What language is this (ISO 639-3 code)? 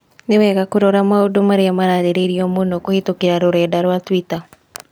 kik